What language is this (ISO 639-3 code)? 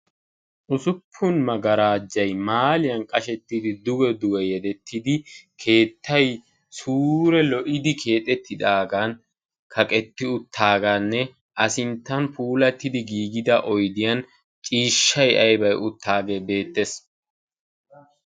wal